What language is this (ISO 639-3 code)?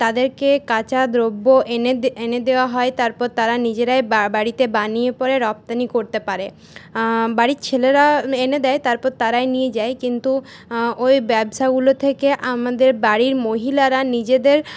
ben